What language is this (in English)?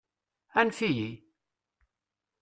Kabyle